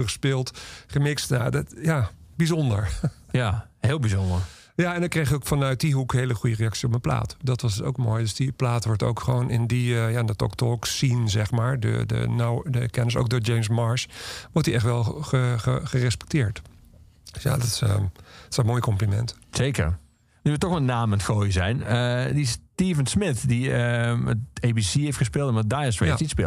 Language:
Dutch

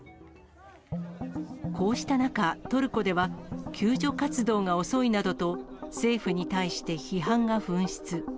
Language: Japanese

